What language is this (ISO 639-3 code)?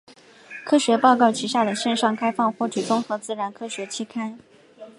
zho